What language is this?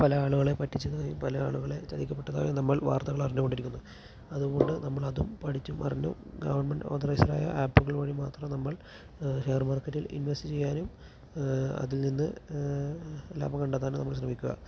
Malayalam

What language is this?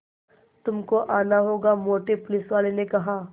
Hindi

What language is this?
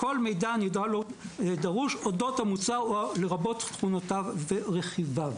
Hebrew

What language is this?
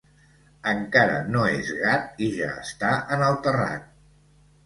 Catalan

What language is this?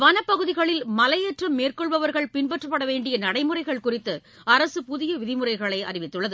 Tamil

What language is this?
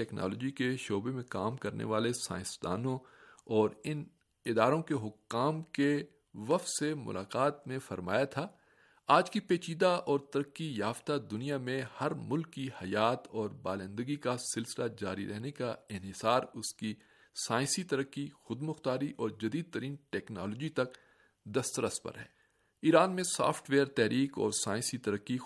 Urdu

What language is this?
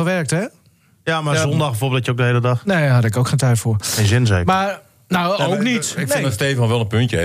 Dutch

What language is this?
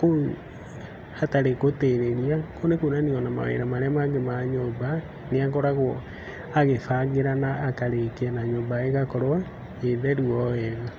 Kikuyu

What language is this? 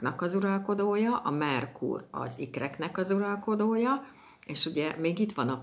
Hungarian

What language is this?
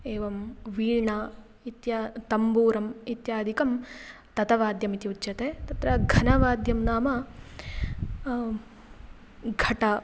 Sanskrit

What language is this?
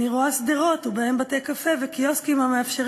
Hebrew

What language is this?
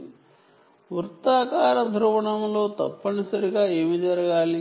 Telugu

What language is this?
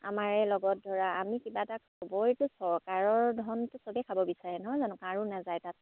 Assamese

